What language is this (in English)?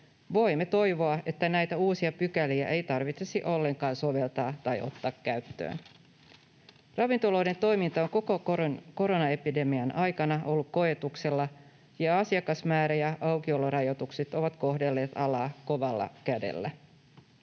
Finnish